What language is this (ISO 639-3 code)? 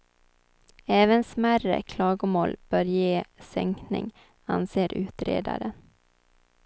swe